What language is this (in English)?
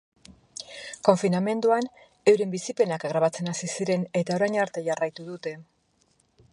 Basque